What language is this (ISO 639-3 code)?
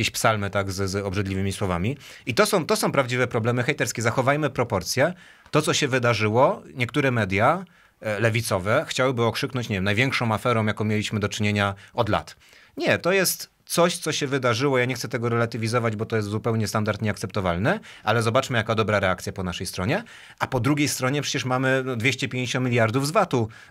pol